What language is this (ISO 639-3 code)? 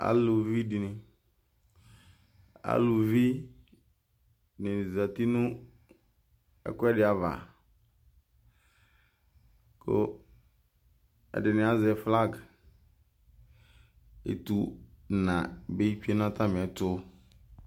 kpo